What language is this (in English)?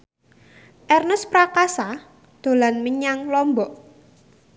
Javanese